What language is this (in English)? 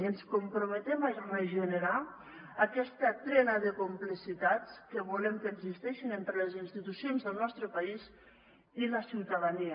Catalan